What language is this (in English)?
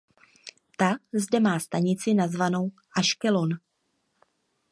Czech